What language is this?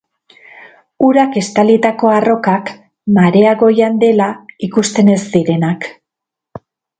Basque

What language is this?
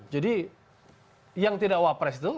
Indonesian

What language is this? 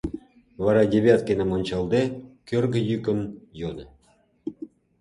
Mari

